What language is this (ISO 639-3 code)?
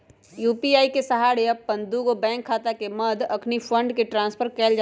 mag